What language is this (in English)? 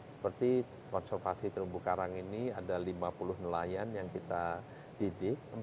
Indonesian